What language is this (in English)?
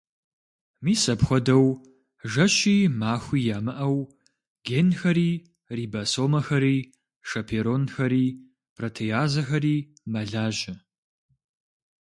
Kabardian